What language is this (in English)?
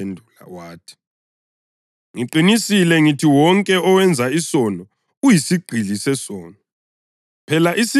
North Ndebele